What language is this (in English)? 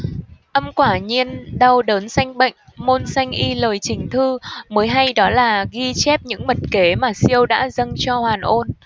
Vietnamese